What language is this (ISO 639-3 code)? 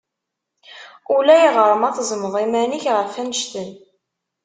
kab